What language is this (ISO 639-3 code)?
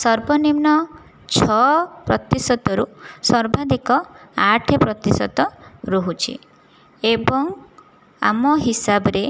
ori